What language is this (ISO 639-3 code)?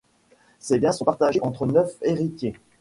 fra